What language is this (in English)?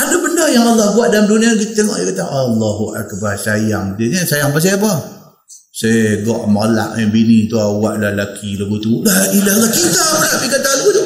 Malay